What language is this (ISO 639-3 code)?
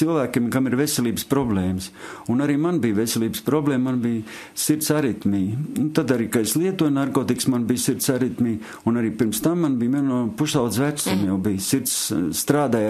lav